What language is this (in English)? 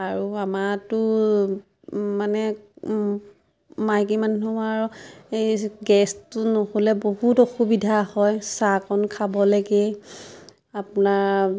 Assamese